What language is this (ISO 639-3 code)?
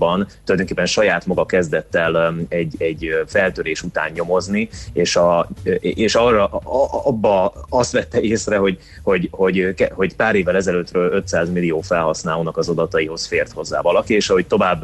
hun